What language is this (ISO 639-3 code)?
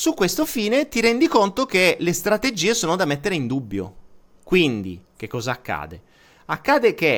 ita